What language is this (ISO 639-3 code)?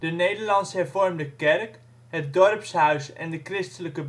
nld